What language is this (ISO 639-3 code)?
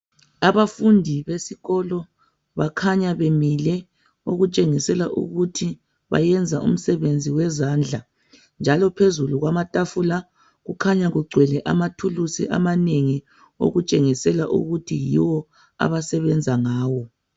nde